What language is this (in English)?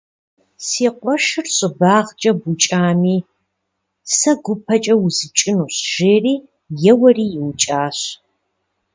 Kabardian